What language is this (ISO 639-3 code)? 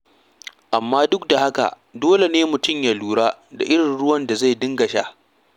hau